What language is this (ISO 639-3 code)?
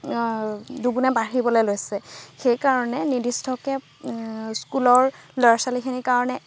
asm